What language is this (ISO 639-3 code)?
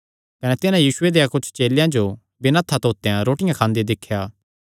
xnr